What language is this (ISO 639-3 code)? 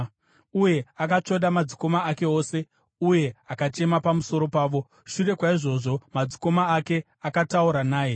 sna